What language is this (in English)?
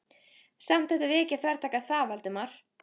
Icelandic